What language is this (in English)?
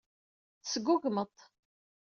Kabyle